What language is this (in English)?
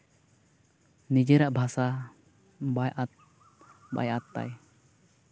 Santali